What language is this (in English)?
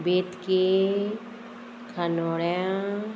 Konkani